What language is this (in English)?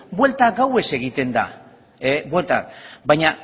Basque